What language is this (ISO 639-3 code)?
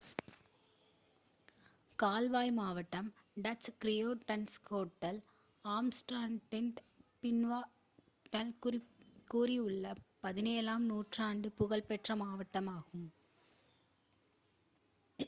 tam